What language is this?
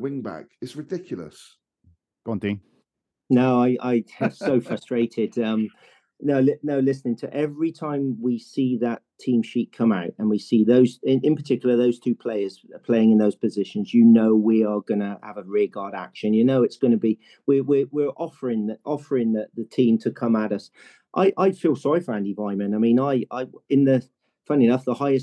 English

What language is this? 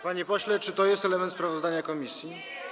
Polish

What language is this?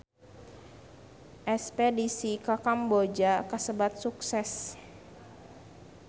Sundanese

